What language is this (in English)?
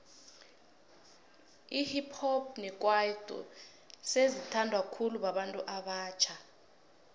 South Ndebele